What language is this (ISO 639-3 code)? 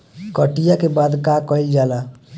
bho